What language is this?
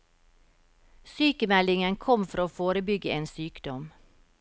Norwegian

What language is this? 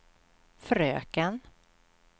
Swedish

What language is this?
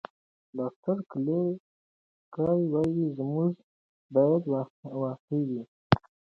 Pashto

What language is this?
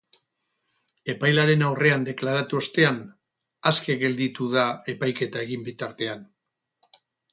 Basque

